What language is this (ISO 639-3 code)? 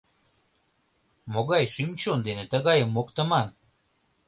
chm